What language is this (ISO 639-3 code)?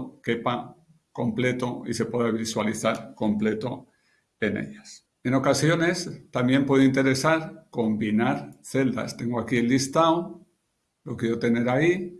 spa